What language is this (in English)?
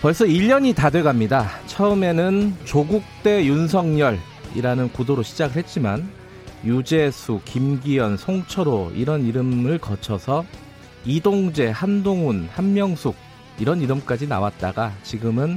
Korean